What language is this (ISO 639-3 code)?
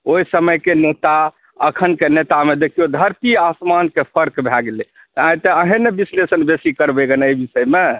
mai